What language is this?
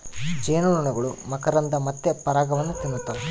Kannada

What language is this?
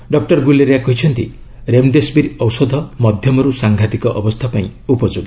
Odia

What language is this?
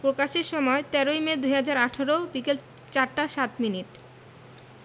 Bangla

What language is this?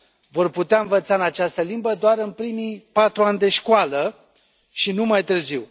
Romanian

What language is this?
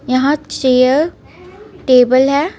Hindi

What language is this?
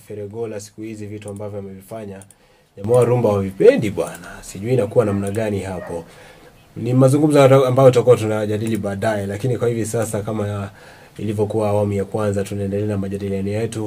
Swahili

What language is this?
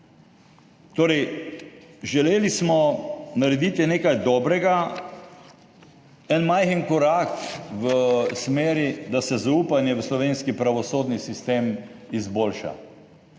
Slovenian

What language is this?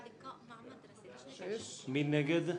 Hebrew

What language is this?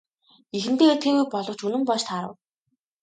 Mongolian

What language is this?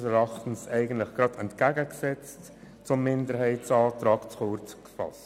Swiss German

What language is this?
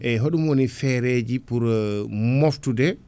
Fula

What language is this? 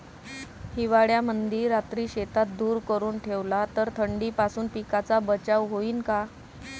Marathi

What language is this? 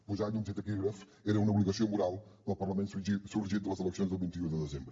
Catalan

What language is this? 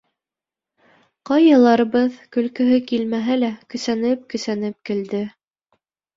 Bashkir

